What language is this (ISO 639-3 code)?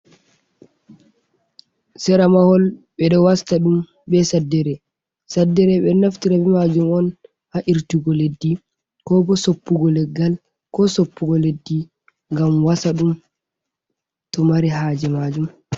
ful